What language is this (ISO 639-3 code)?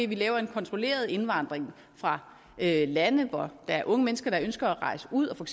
dan